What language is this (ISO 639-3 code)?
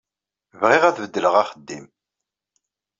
kab